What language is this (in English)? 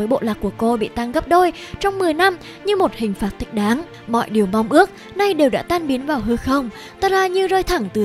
Vietnamese